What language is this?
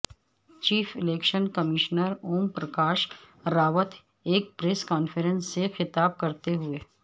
Urdu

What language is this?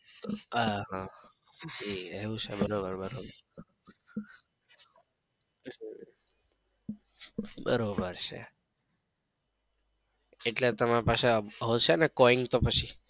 Gujarati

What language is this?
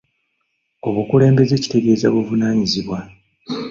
Ganda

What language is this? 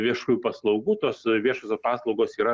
Lithuanian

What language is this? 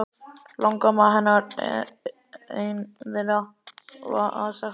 Icelandic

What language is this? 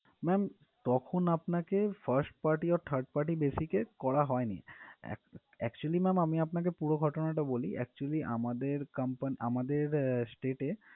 Bangla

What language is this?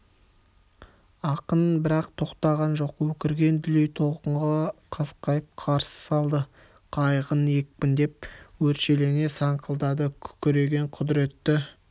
Kazakh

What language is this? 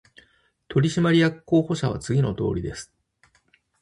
Japanese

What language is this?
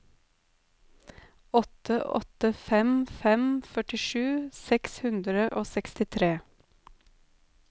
Norwegian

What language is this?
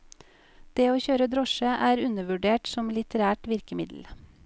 Norwegian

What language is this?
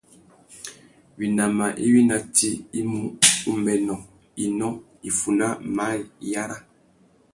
Tuki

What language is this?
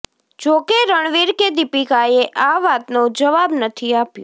Gujarati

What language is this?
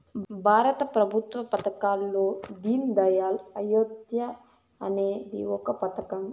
Telugu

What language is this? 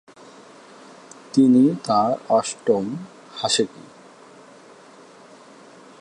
Bangla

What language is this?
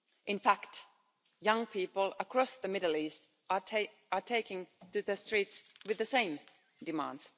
English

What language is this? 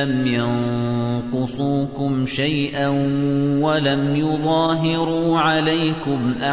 Arabic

